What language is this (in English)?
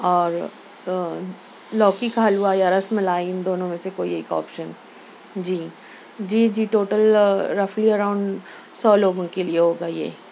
Urdu